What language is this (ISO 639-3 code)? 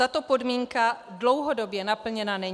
ces